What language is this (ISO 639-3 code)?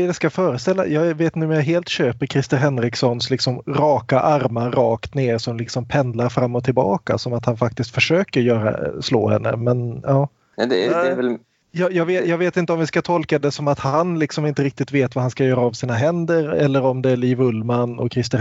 swe